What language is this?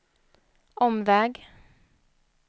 Swedish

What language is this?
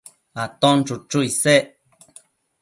Matsés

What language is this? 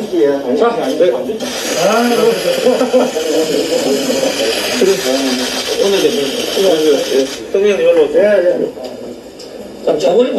Korean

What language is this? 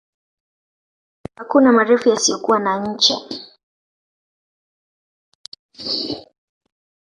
Swahili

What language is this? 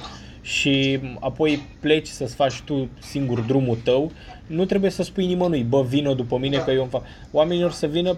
Romanian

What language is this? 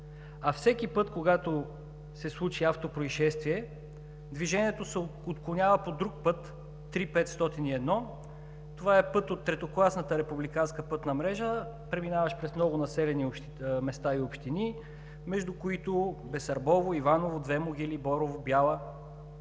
Bulgarian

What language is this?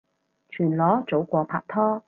Cantonese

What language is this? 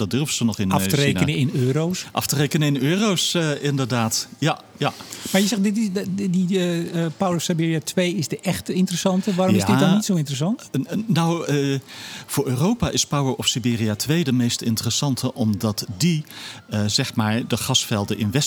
Dutch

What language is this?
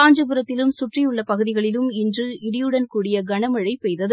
Tamil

